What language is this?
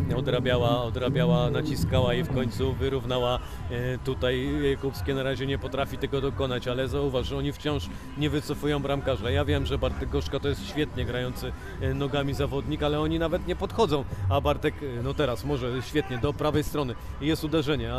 Polish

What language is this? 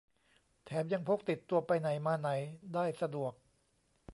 Thai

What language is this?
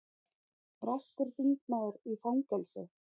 Icelandic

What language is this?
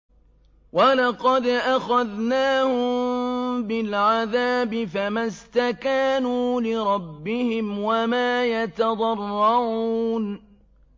Arabic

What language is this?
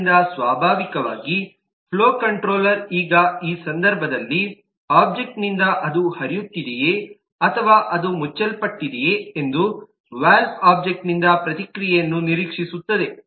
Kannada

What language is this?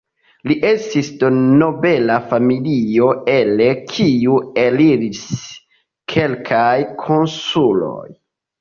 Esperanto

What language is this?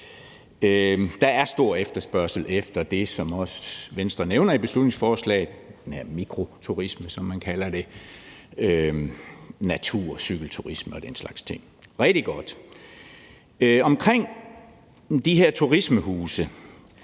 Danish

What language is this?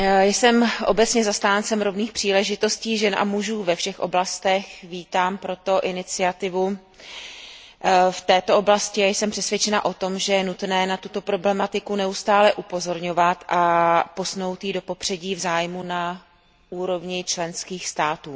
Czech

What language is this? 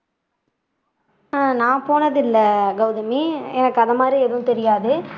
Tamil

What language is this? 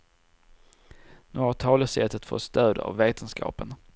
Swedish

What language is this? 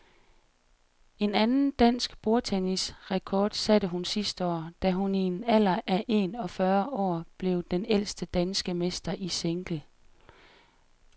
Danish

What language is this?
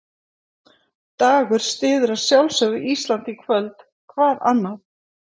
Icelandic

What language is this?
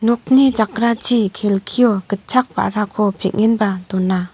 Garo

